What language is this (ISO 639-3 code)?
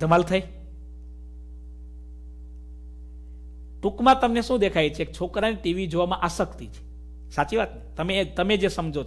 hin